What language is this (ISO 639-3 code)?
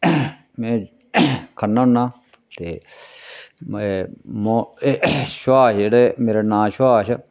doi